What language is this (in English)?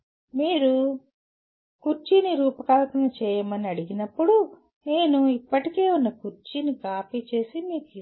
Telugu